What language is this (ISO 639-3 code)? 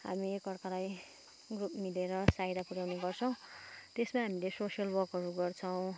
nep